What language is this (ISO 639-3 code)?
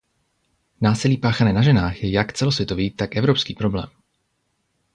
ces